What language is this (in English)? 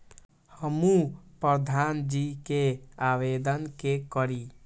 Maithili